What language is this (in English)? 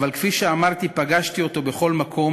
Hebrew